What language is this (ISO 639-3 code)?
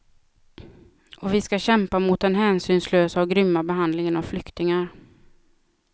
swe